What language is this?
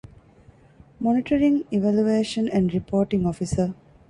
Divehi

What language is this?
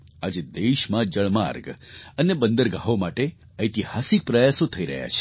Gujarati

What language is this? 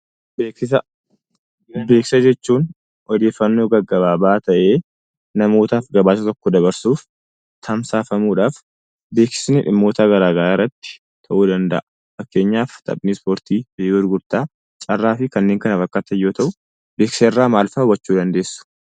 Oromo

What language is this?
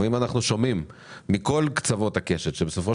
Hebrew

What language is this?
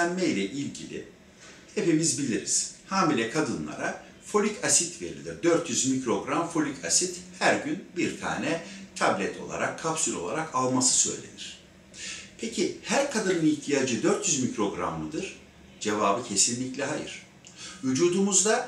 Turkish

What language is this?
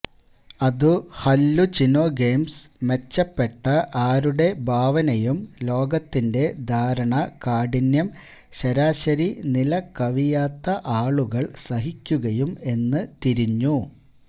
Malayalam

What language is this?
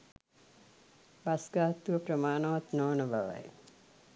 Sinhala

